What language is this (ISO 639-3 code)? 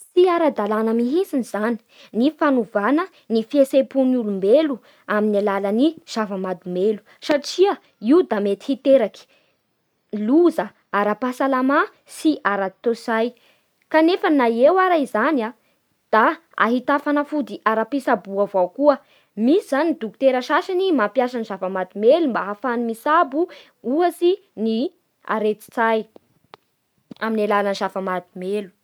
bhr